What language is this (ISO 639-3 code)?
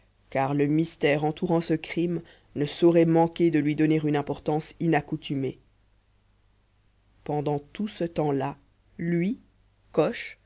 fra